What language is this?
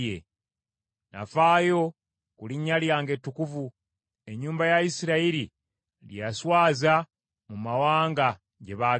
Ganda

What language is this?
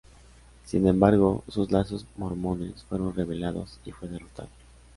Spanish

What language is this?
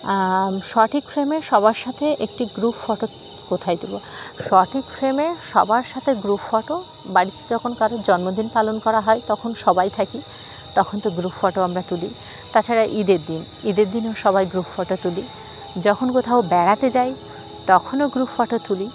Bangla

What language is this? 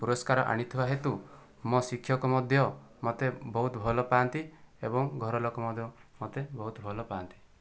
Odia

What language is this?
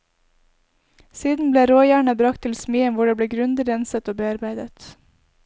Norwegian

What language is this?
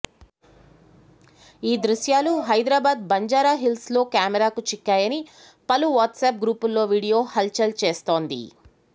Telugu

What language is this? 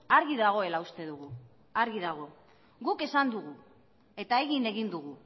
Basque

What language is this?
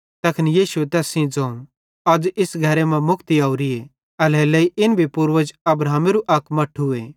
Bhadrawahi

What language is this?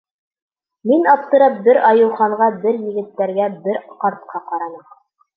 Bashkir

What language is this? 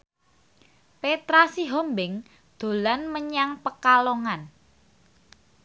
Javanese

